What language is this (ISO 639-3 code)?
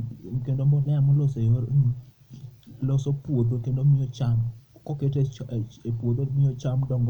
luo